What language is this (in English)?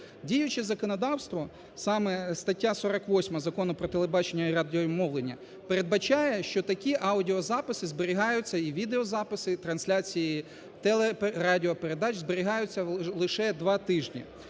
Ukrainian